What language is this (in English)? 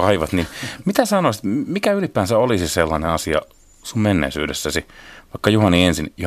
Finnish